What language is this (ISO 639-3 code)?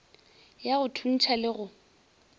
nso